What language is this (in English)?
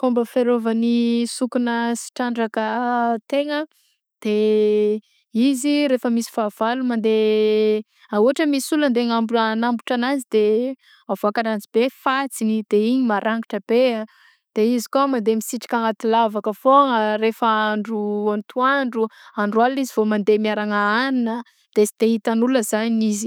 Southern Betsimisaraka Malagasy